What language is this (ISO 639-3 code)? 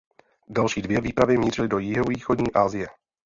ces